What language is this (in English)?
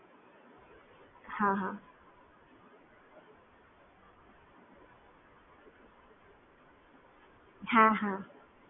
Gujarati